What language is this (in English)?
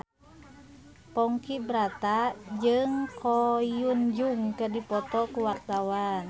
Sundanese